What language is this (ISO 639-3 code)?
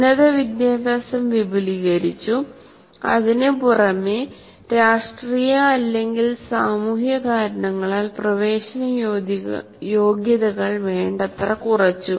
mal